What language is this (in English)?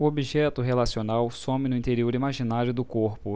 Portuguese